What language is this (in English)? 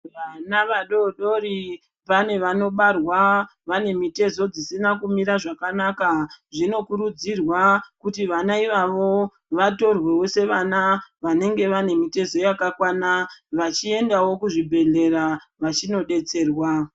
Ndau